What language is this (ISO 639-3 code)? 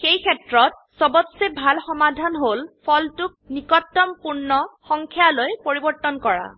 asm